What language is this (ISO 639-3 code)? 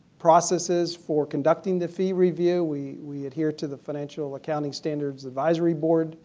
eng